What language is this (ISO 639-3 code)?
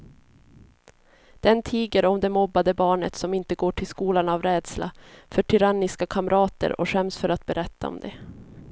swe